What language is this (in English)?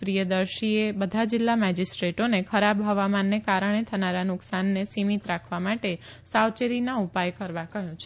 Gujarati